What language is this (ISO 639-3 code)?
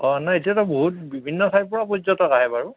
asm